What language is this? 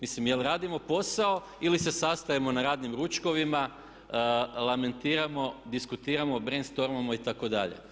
Croatian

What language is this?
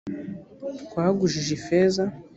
Kinyarwanda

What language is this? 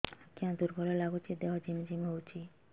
Odia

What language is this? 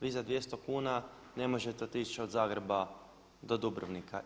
Croatian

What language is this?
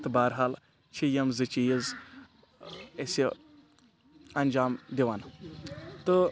Kashmiri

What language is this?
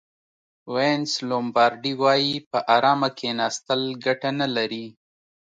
Pashto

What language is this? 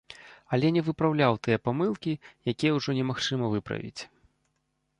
Belarusian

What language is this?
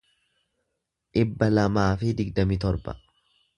Oromo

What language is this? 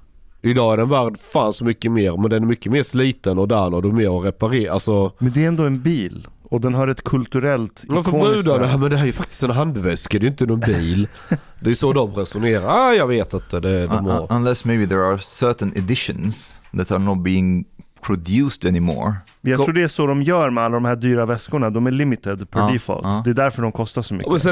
Swedish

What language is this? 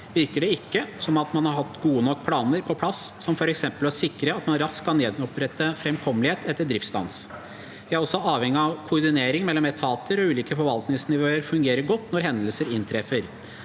Norwegian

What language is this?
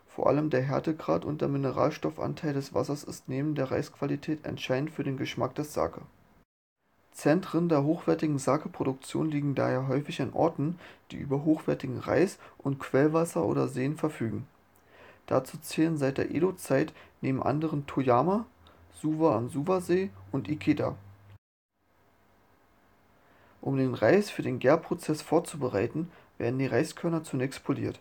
German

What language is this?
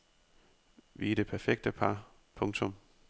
Danish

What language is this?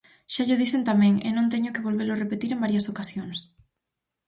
Galician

